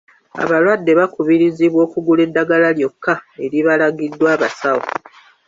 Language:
Ganda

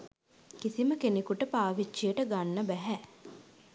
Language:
Sinhala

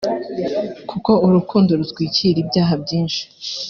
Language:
Kinyarwanda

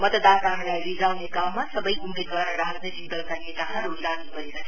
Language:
Nepali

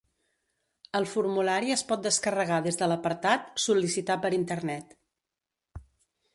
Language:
Catalan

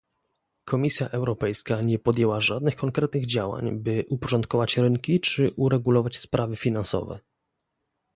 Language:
Polish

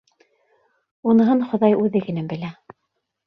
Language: Bashkir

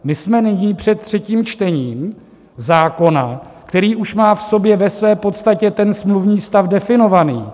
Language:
Czech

